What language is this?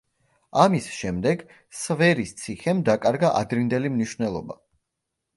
Georgian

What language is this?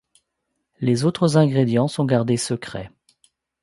French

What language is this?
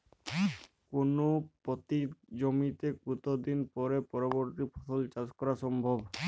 Bangla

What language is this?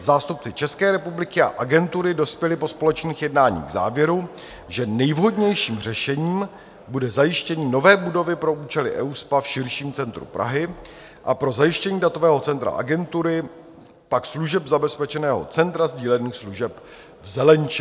Czech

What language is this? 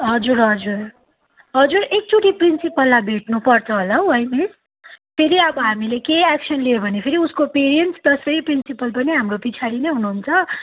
Nepali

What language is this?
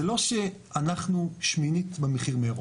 Hebrew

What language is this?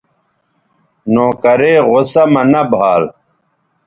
Bateri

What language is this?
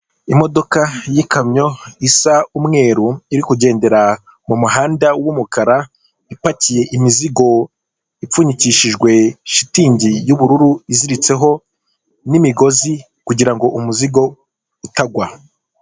Kinyarwanda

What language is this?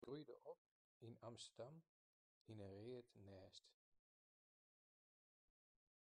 Western Frisian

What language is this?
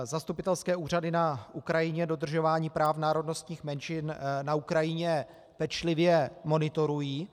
Czech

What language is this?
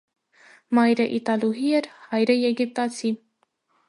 Armenian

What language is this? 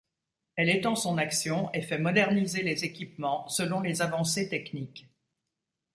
French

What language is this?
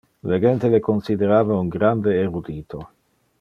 Interlingua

